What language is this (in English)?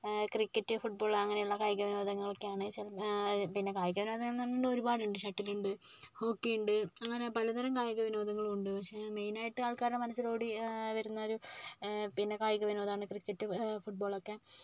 Malayalam